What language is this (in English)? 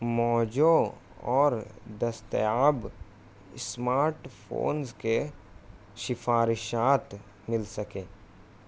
Urdu